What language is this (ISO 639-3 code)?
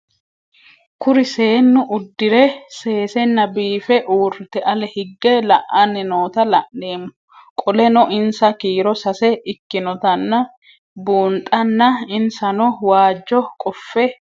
sid